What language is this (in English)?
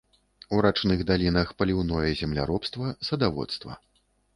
Belarusian